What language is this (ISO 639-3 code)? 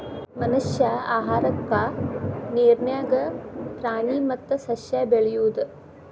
kan